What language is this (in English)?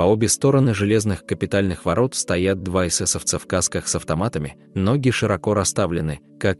Russian